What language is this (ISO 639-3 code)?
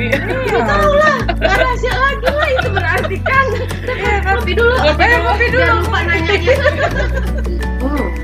ind